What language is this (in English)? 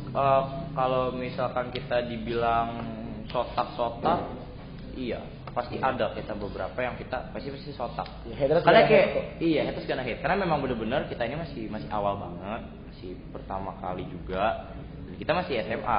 Indonesian